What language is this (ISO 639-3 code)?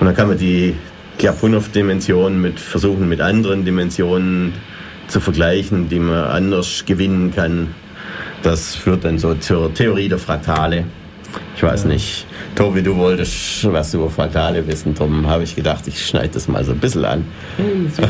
deu